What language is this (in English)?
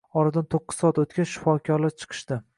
Uzbek